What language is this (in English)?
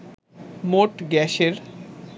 Bangla